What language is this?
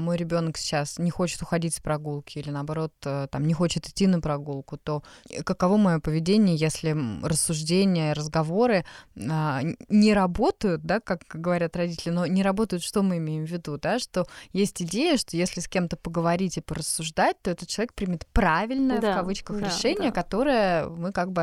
Russian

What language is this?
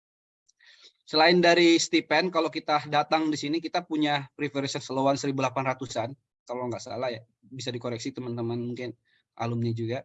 Indonesian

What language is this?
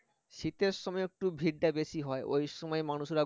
Bangla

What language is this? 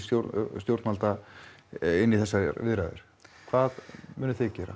Icelandic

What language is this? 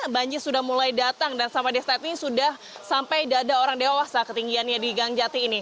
Indonesian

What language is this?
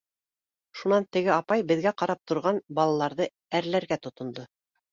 Bashkir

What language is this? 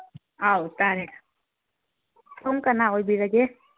Manipuri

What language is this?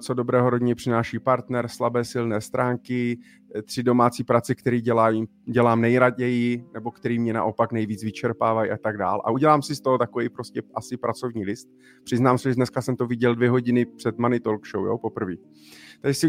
Czech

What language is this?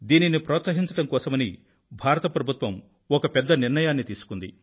Telugu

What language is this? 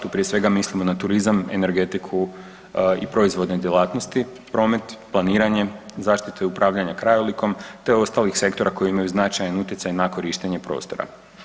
Croatian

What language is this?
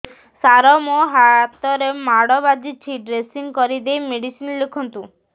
Odia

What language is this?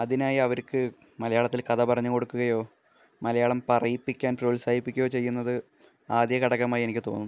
Malayalam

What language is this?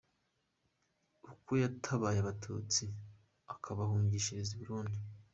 Kinyarwanda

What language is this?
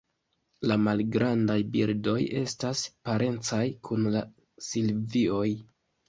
Esperanto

